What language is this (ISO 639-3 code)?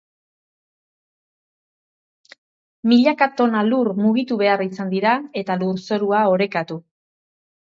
eus